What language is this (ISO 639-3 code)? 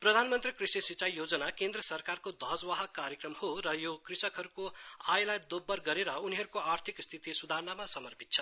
nep